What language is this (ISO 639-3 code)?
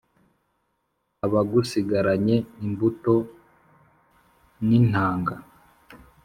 kin